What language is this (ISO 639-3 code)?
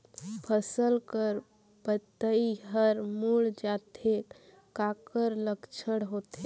hne